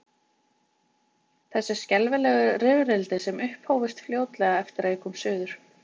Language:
Icelandic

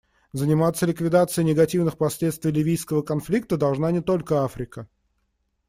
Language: Russian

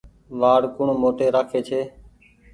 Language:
Goaria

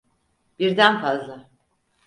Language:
Turkish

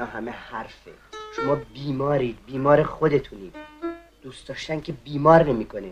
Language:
Persian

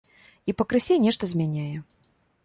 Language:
Belarusian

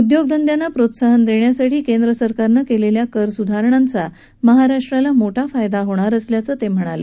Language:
Marathi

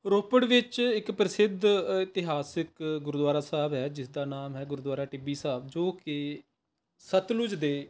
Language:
Punjabi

